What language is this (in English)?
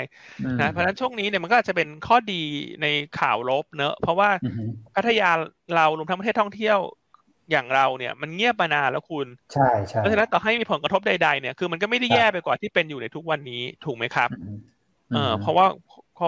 Thai